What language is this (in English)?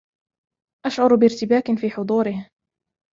Arabic